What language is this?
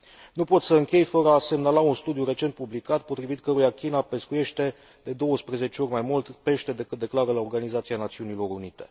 Romanian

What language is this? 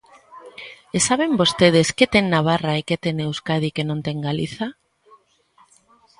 Galician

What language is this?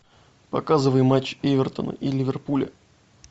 Russian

